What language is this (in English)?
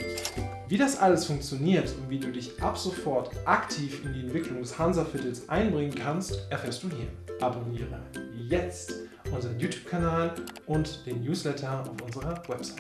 German